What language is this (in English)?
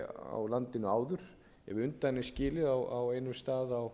Icelandic